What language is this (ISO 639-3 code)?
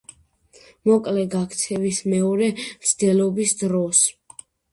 kat